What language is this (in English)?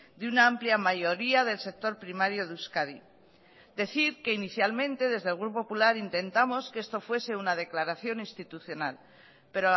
Spanish